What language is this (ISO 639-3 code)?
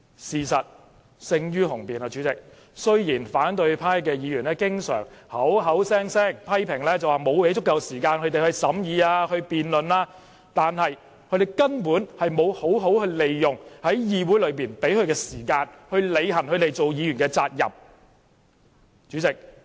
yue